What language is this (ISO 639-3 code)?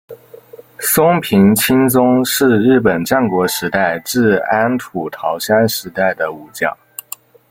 zho